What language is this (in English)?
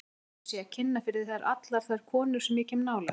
Icelandic